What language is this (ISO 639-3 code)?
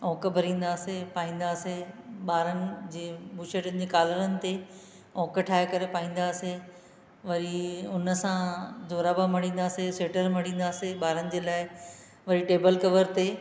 snd